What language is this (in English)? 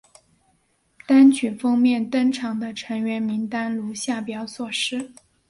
Chinese